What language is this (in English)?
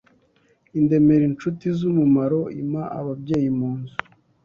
Kinyarwanda